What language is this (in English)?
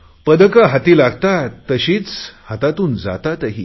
Marathi